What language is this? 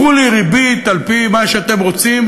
Hebrew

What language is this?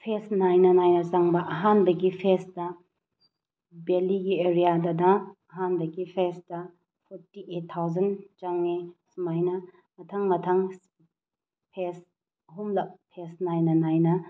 Manipuri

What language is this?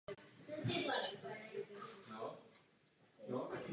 Czech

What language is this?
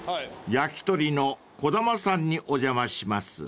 Japanese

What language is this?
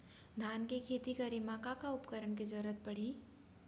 Chhattisgarhi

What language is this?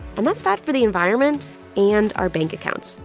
English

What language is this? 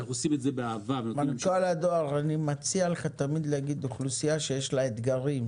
Hebrew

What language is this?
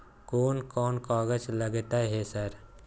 Maithili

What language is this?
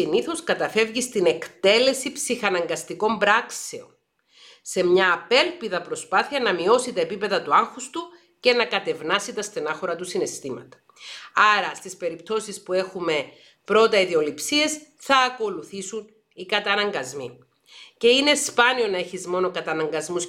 Greek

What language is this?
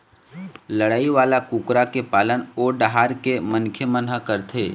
Chhattisgarhi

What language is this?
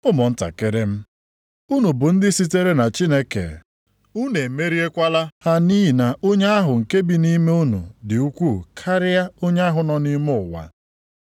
Igbo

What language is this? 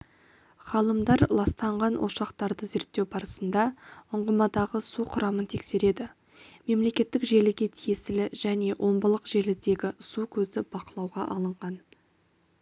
Kazakh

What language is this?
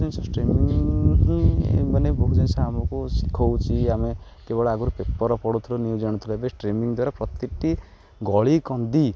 Odia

